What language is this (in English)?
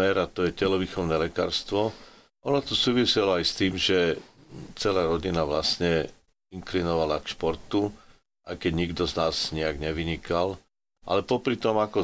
Slovak